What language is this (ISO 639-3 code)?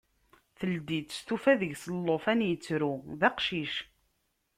kab